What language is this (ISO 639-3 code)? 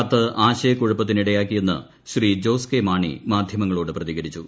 mal